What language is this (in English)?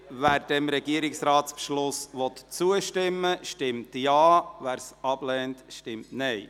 Swiss German